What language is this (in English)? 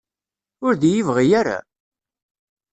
Kabyle